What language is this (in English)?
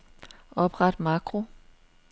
Danish